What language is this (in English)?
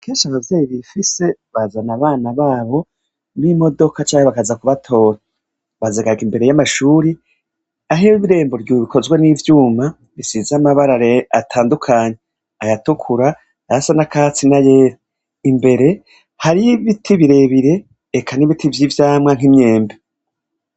Rundi